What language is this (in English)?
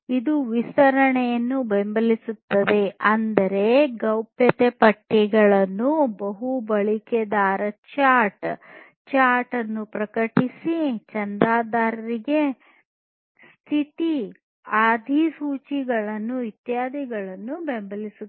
Kannada